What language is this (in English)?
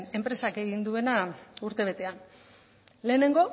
Basque